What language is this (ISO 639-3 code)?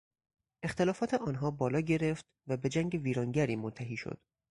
fas